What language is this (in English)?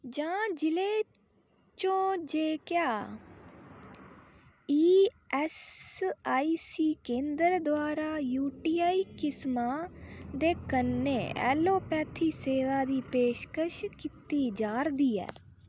Dogri